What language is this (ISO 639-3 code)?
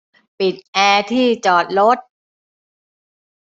tha